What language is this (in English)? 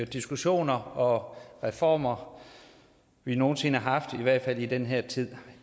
Danish